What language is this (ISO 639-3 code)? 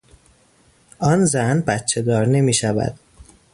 fas